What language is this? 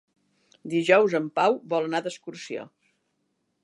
Catalan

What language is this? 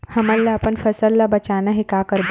Chhattisgarhi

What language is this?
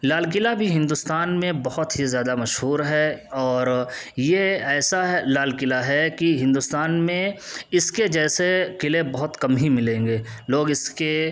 Urdu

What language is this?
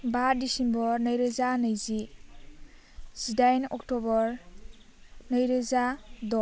Bodo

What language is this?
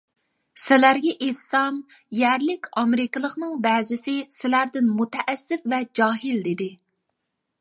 Uyghur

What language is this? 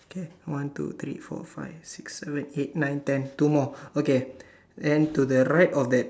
English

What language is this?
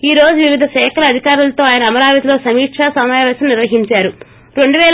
Telugu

